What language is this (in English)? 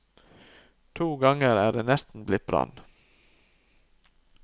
Norwegian